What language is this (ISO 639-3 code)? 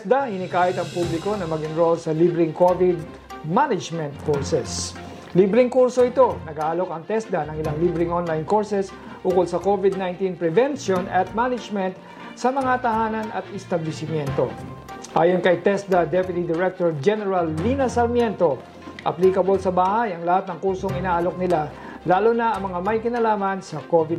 fil